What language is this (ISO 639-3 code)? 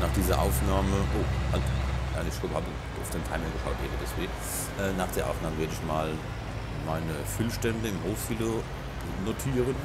deu